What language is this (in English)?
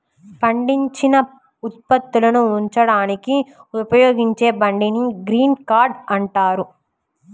Telugu